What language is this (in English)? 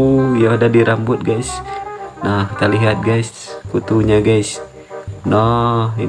Indonesian